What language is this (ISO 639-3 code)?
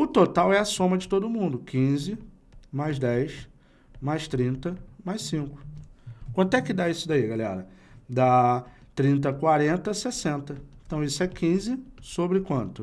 por